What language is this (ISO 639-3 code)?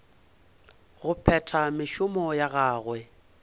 nso